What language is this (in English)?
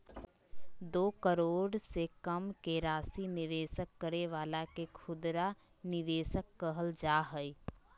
Magahi